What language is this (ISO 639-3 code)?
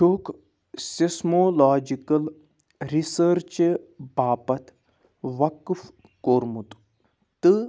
kas